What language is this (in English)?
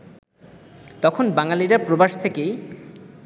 Bangla